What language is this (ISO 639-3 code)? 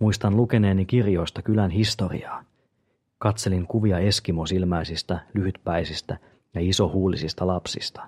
fin